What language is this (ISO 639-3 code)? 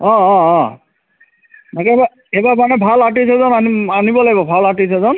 asm